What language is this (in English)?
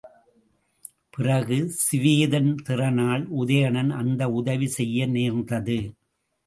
Tamil